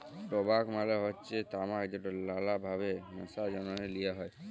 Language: Bangla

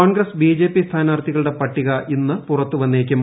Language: Malayalam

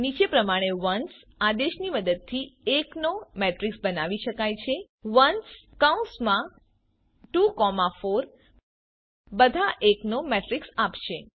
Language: Gujarati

